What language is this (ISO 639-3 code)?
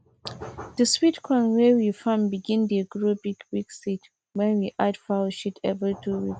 pcm